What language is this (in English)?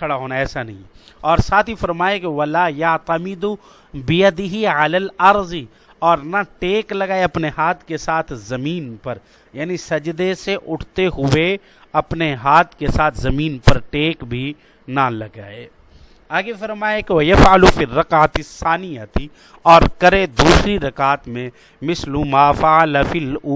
Urdu